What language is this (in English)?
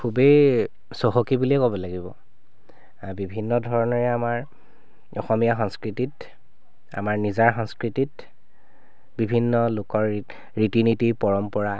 Assamese